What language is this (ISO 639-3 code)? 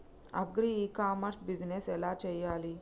tel